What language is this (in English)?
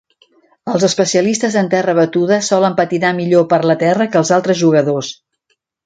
Catalan